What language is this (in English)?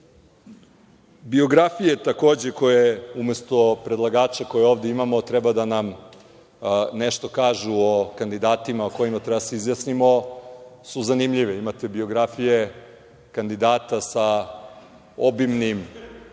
Serbian